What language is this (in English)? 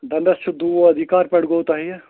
Kashmiri